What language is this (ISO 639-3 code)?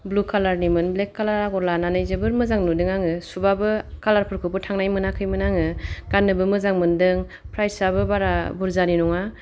brx